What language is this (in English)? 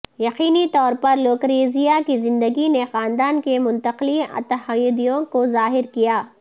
Urdu